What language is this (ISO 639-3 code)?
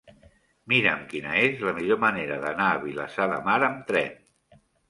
cat